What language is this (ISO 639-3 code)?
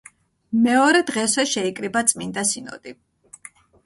kat